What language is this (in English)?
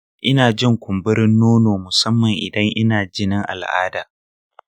Hausa